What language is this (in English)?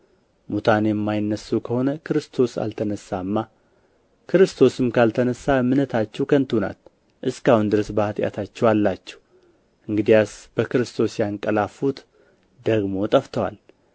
Amharic